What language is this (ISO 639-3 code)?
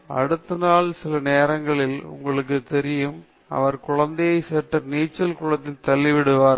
tam